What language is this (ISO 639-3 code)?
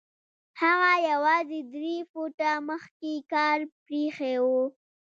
pus